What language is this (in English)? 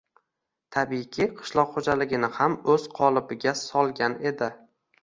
Uzbek